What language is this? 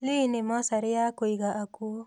Kikuyu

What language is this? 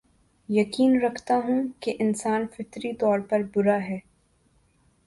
Urdu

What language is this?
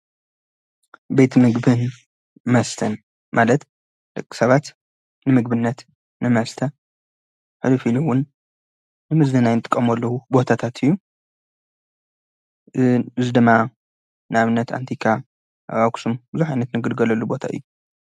Tigrinya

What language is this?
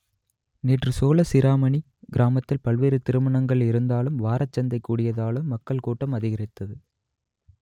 Tamil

